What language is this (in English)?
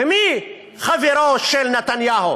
Hebrew